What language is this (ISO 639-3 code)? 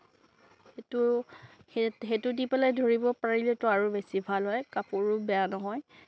asm